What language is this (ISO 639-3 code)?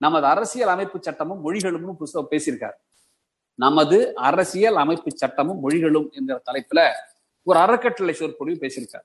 tam